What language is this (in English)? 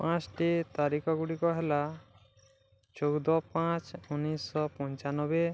Odia